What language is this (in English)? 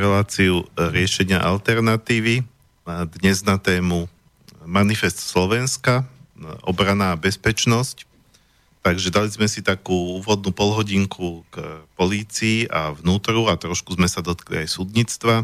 Slovak